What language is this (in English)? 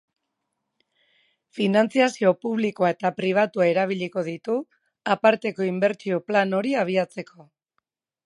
Basque